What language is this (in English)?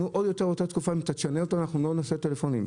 Hebrew